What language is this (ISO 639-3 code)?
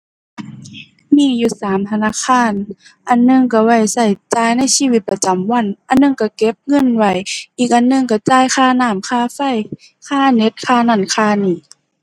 tha